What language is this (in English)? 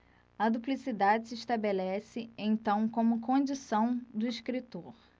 Portuguese